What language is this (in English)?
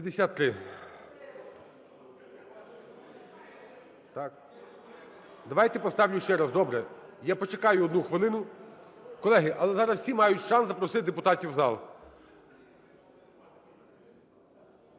Ukrainian